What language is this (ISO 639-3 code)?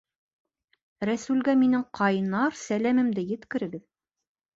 bak